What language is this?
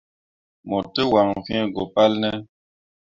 Mundang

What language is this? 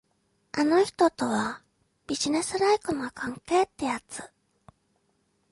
Japanese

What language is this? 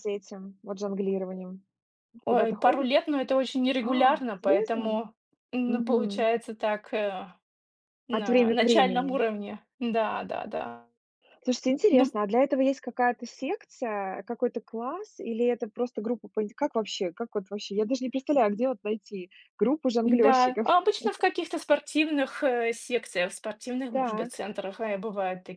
Russian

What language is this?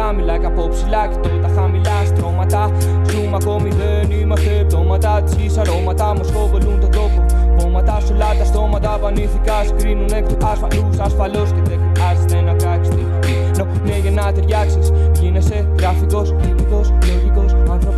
Greek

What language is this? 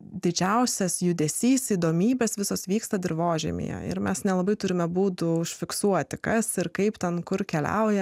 Lithuanian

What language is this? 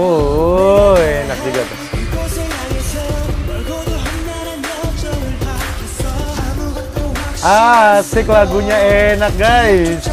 Indonesian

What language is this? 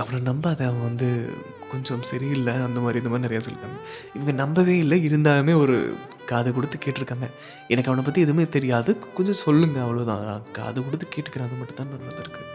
Tamil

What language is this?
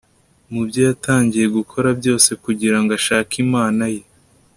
Kinyarwanda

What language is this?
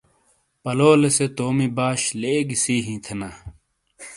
Shina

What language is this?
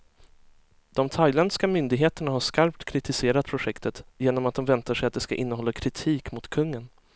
Swedish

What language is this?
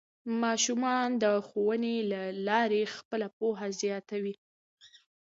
Pashto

